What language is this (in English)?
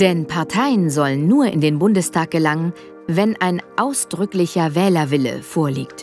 German